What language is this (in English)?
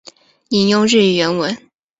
Chinese